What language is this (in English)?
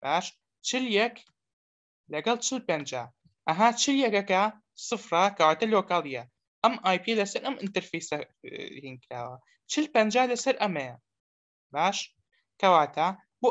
Romanian